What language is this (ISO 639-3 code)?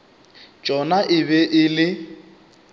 nso